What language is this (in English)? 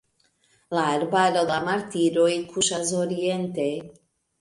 Esperanto